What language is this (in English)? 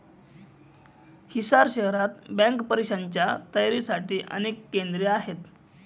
Marathi